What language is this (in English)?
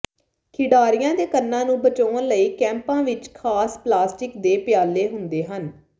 Punjabi